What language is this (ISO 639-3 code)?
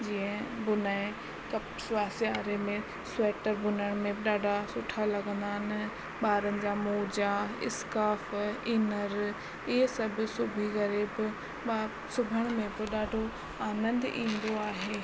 snd